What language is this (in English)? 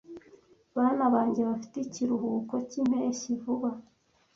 Kinyarwanda